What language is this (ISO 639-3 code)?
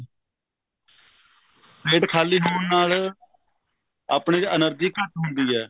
pan